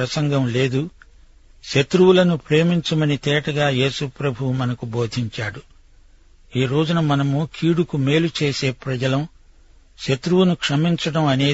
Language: Telugu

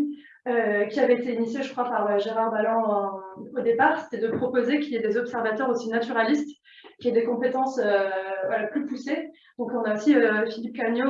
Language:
French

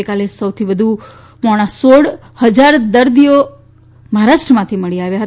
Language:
Gujarati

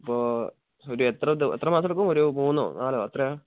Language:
Malayalam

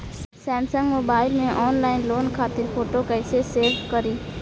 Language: Bhojpuri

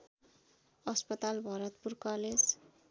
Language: Nepali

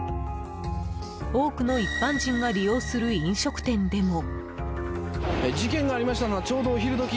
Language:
Japanese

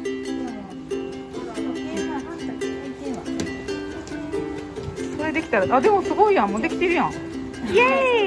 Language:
Japanese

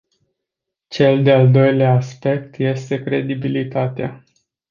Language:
Romanian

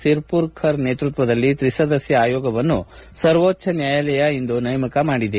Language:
Kannada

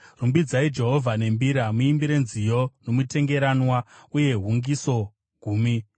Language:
Shona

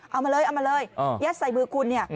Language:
Thai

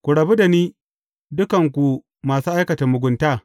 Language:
Hausa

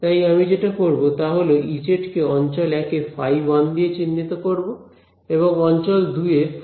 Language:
Bangla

